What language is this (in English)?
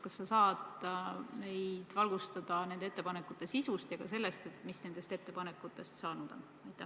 Estonian